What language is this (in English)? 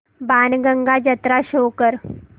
Marathi